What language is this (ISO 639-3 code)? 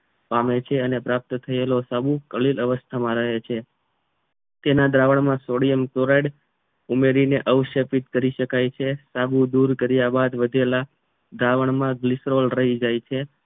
guj